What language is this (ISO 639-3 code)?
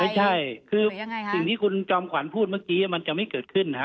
tha